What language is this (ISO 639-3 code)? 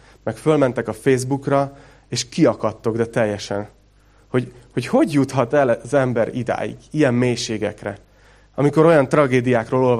hun